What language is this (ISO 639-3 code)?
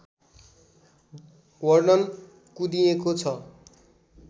nep